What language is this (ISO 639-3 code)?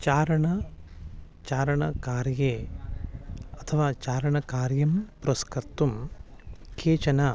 san